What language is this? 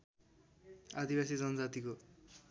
Nepali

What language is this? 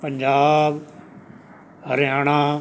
Punjabi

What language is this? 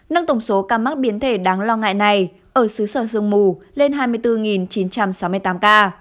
Vietnamese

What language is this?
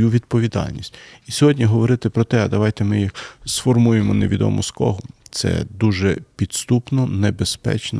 Ukrainian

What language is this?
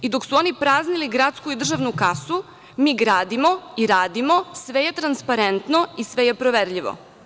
Serbian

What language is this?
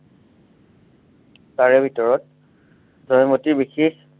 Assamese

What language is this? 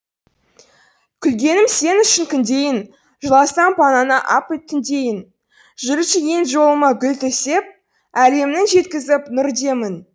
Kazakh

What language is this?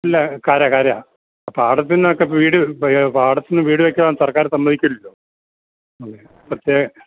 Malayalam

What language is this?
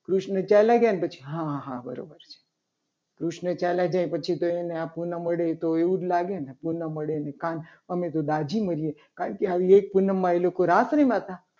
Gujarati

